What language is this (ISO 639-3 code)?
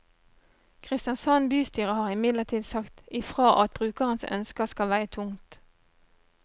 nor